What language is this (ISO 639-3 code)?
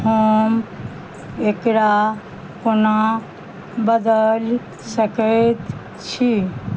mai